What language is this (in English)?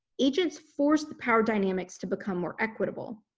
English